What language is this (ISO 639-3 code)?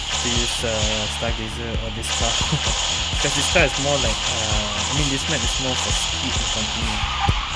eng